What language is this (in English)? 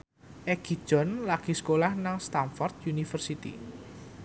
Javanese